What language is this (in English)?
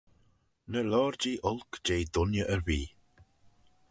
Manx